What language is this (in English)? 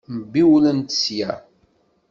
Kabyle